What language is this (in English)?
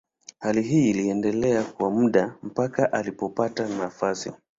Swahili